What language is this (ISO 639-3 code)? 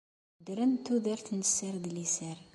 kab